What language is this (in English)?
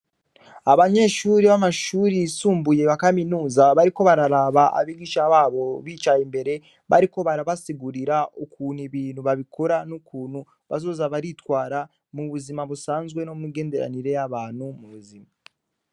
Rundi